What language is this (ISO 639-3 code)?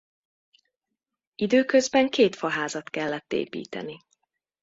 hun